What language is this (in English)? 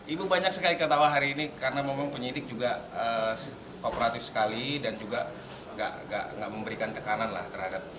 Indonesian